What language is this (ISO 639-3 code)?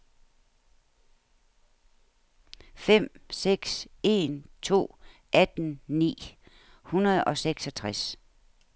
dan